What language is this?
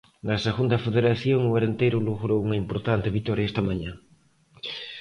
Galician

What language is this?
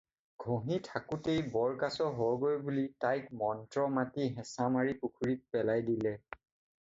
Assamese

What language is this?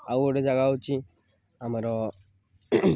Odia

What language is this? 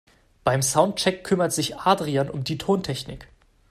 German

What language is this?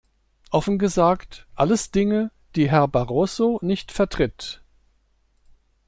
German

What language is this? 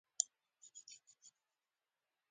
Pashto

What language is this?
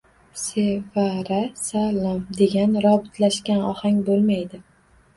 Uzbek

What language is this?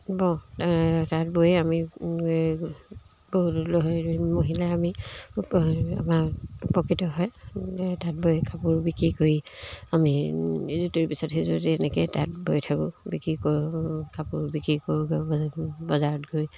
Assamese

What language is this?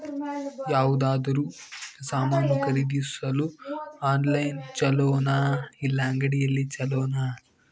Kannada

